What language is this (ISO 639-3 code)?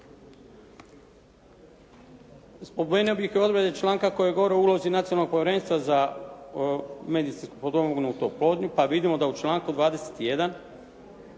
hrv